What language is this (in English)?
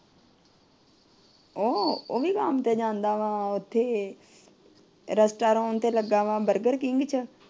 Punjabi